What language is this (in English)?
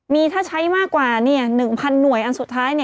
Thai